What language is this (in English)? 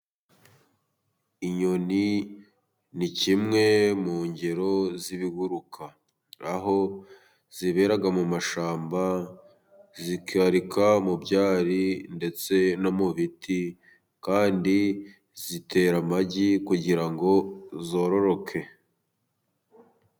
Kinyarwanda